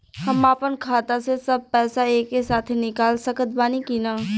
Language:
Bhojpuri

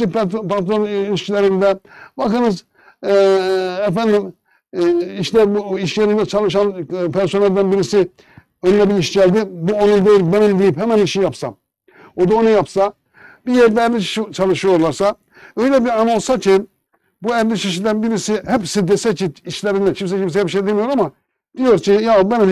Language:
Turkish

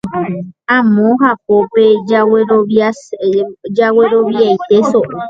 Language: Guarani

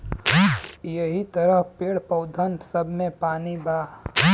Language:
Bhojpuri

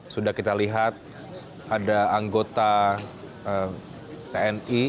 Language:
Indonesian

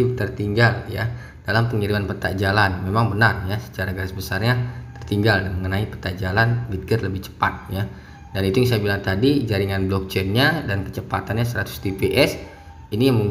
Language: Indonesian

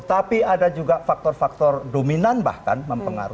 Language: Indonesian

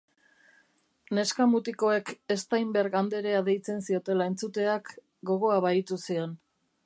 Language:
Basque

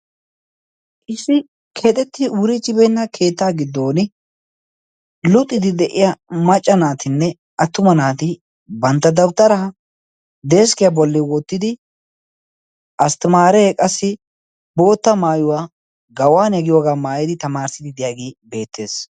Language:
Wolaytta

